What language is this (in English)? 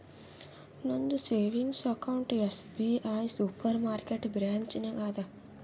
Kannada